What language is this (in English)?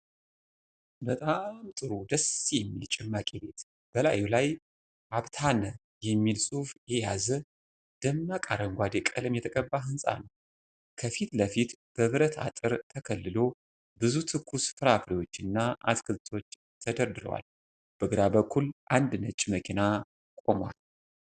Amharic